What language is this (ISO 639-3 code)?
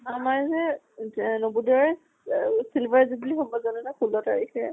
asm